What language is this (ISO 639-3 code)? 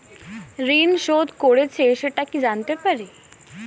ben